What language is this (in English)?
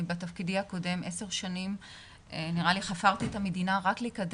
Hebrew